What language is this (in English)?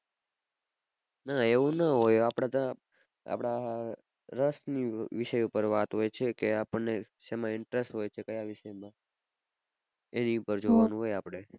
Gujarati